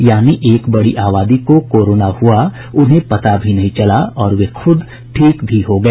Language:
Hindi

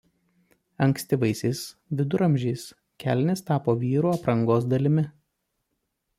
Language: Lithuanian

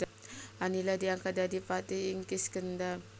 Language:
Javanese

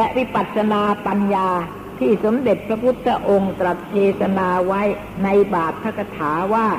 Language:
Thai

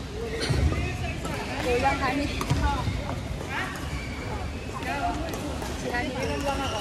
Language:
Filipino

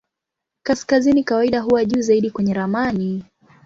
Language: Swahili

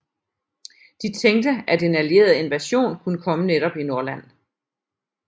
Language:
Danish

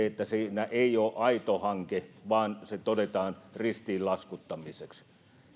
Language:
Finnish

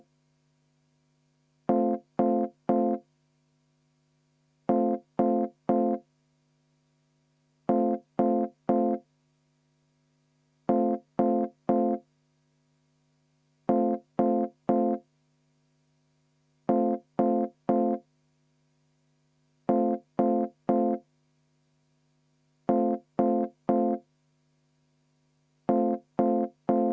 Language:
Estonian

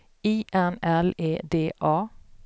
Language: Swedish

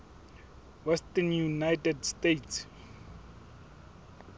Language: Southern Sotho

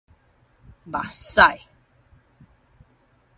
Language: Min Nan Chinese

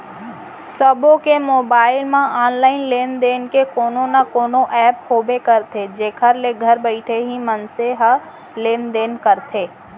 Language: Chhattisgarhi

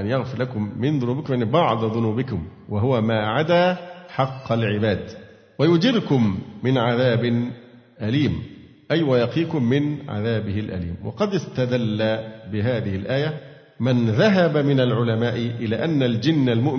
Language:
Arabic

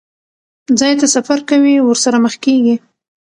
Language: Pashto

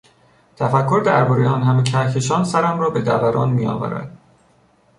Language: Persian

